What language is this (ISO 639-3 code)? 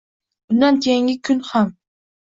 uzb